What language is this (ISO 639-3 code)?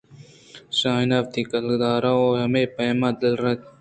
bgp